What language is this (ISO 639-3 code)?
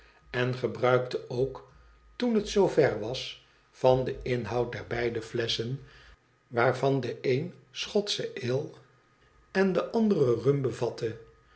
nld